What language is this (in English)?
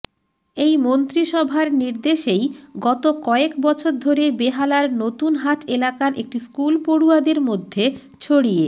Bangla